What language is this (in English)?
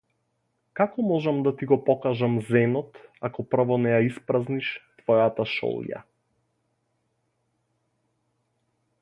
Macedonian